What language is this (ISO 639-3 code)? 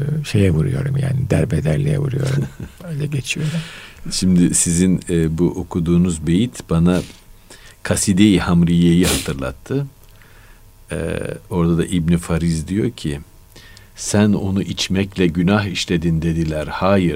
tur